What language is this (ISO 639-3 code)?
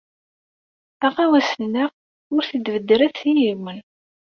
kab